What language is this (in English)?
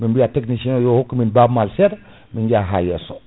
Fula